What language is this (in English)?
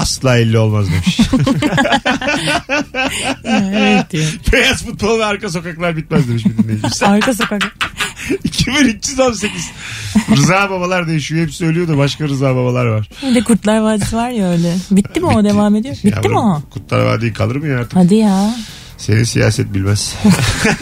Turkish